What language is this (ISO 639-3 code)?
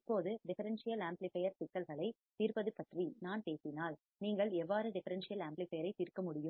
tam